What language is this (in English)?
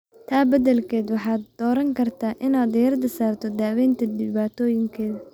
Somali